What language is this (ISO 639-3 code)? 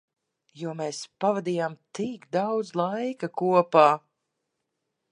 lav